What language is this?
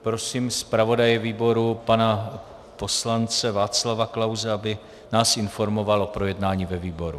Czech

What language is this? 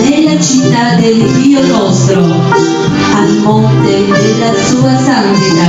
Romanian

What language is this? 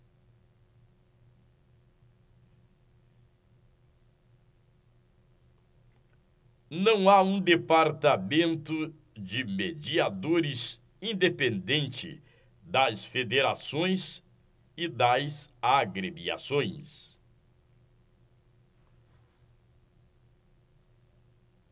Portuguese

